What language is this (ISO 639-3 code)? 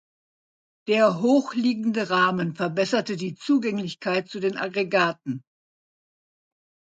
deu